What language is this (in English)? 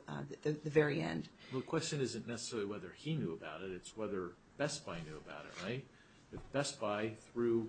English